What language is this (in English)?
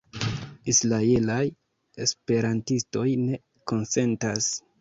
Esperanto